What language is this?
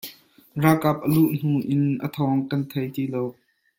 Hakha Chin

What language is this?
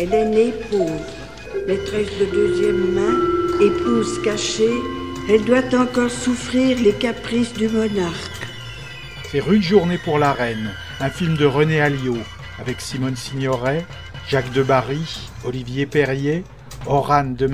French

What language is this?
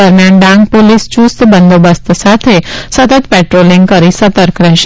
Gujarati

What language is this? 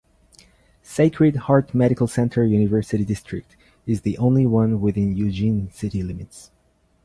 English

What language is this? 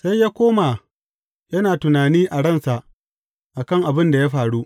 Hausa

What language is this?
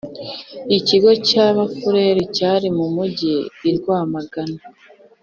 Kinyarwanda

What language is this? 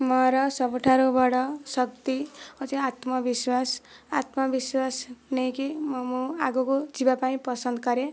Odia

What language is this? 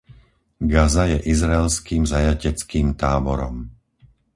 Slovak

